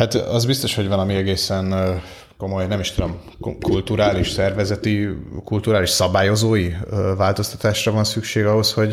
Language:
Hungarian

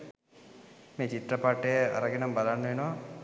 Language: Sinhala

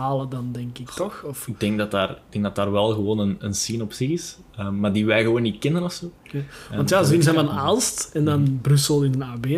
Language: Dutch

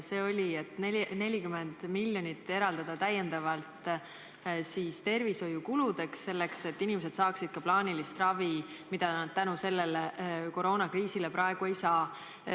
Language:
Estonian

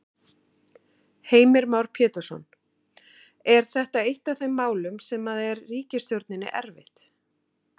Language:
Icelandic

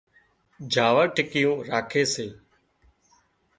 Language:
Wadiyara Koli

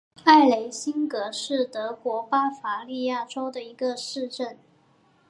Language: Chinese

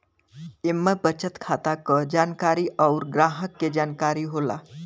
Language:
Bhojpuri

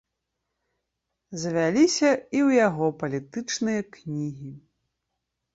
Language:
Belarusian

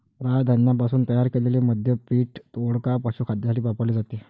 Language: Marathi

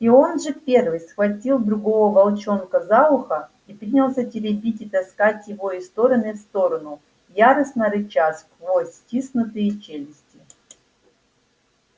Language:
Russian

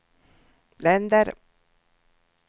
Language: Swedish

